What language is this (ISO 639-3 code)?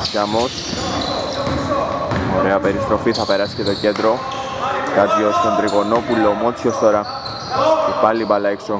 ell